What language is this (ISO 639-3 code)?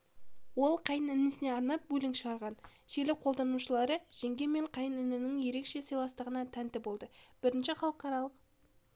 kaz